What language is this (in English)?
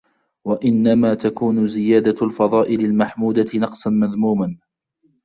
Arabic